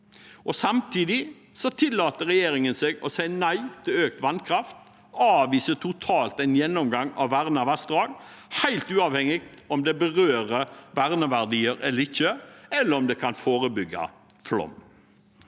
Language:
Norwegian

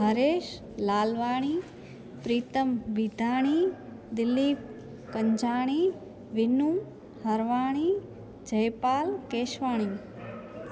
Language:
Sindhi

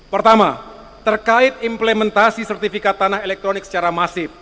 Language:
Indonesian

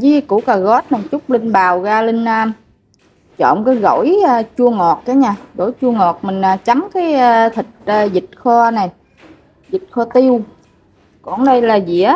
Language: Vietnamese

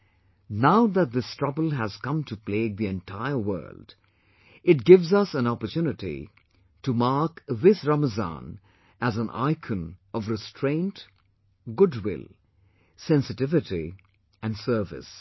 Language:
English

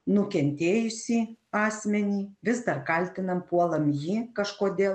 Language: Lithuanian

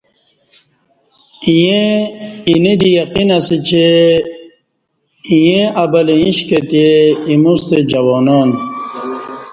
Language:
Kati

